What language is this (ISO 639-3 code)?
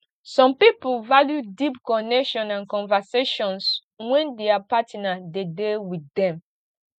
pcm